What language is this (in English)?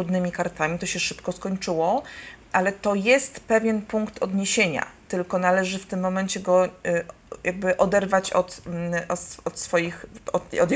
Polish